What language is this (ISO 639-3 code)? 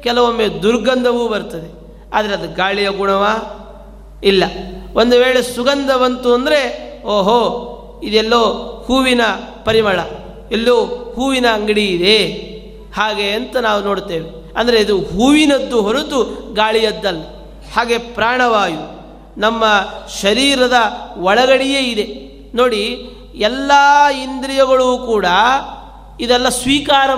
kan